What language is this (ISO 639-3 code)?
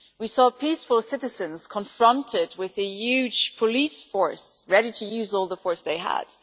eng